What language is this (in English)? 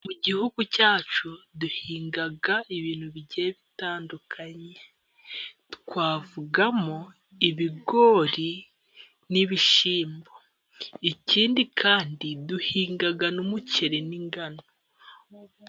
Kinyarwanda